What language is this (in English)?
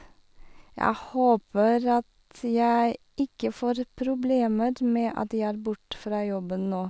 Norwegian